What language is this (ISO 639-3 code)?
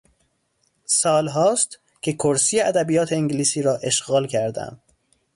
fas